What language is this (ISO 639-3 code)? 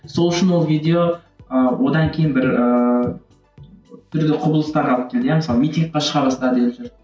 kaz